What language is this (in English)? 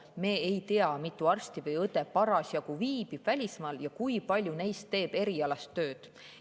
Estonian